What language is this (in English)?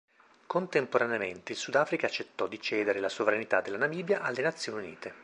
Italian